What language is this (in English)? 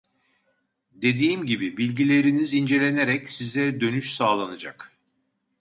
Turkish